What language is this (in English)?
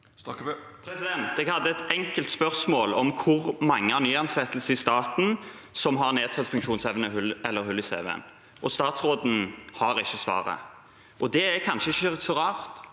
Norwegian